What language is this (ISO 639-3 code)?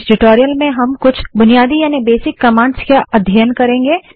hin